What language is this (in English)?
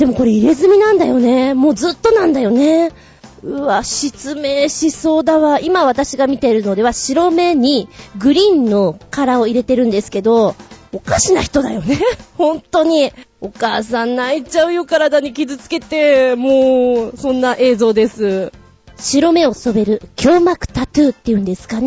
Japanese